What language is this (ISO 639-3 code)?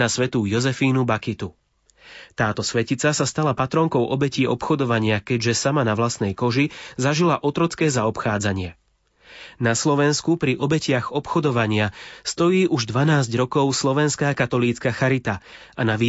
slk